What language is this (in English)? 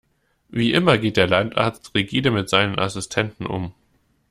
German